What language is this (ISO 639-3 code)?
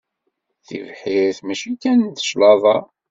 kab